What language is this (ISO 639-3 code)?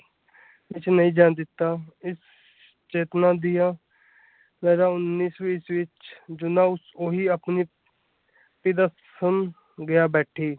pan